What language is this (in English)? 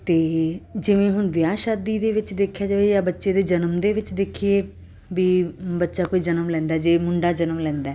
Punjabi